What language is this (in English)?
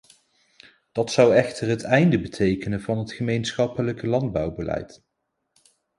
Dutch